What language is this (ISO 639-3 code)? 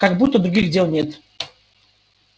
rus